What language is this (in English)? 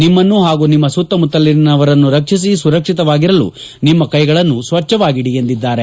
Kannada